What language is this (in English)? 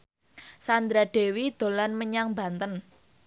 Javanese